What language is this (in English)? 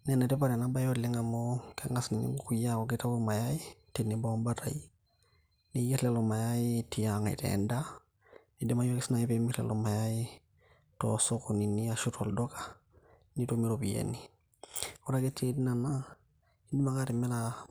Masai